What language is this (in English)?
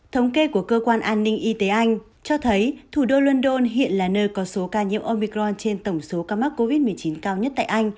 Vietnamese